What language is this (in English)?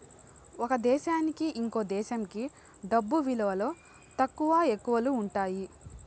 Telugu